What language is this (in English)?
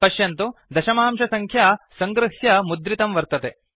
Sanskrit